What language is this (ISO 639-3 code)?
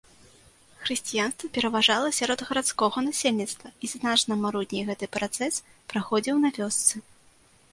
bel